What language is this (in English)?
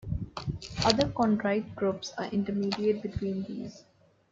English